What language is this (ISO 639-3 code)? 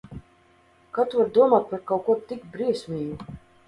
lav